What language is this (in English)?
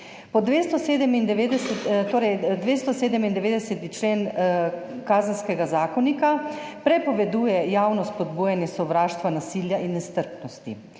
Slovenian